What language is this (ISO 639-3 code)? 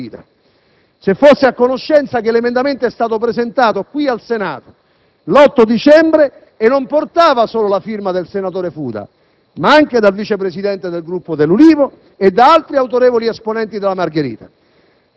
ita